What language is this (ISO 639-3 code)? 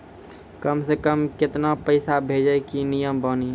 mai